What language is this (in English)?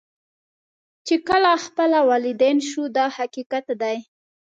Pashto